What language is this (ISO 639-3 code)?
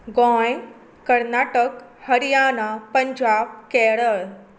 kok